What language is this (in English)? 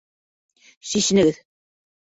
Bashkir